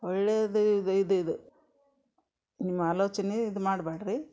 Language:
Kannada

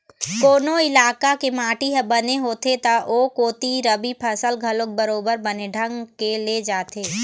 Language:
Chhattisgarhi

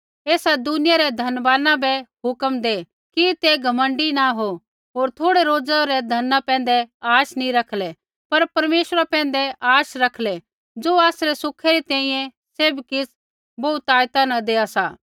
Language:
Kullu Pahari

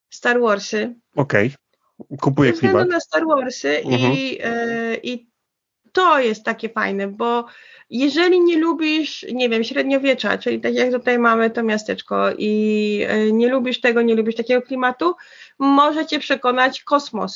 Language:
Polish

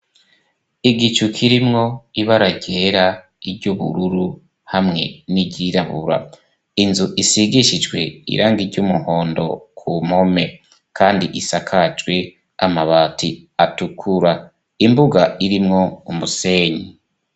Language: Rundi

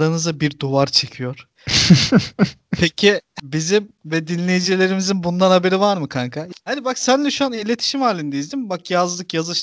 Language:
Turkish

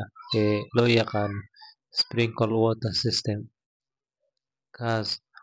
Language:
Somali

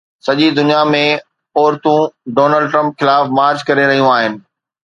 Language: Sindhi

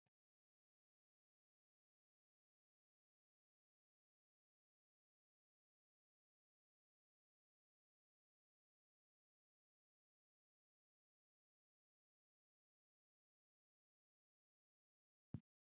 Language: Sidamo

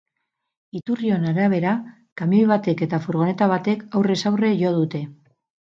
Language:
Basque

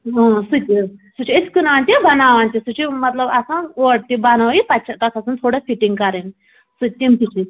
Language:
Kashmiri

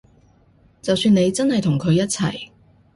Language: Cantonese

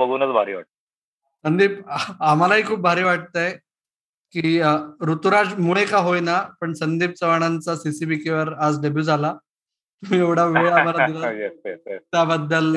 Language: Marathi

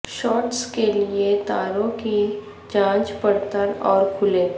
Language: Urdu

